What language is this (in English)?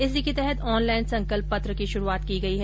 Hindi